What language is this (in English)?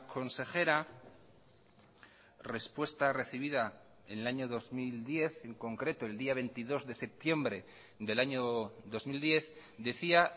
Spanish